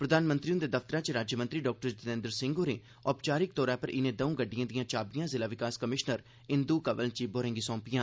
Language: Dogri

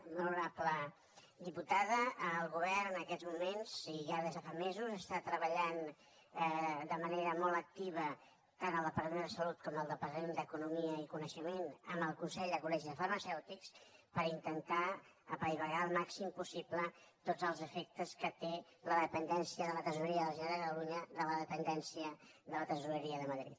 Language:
Catalan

